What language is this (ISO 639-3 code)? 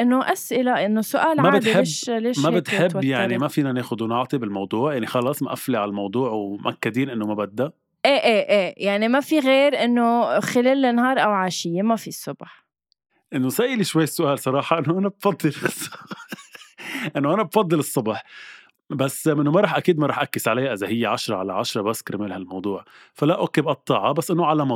ara